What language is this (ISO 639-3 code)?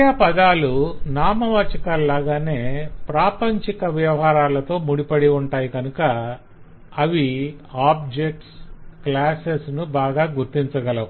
tel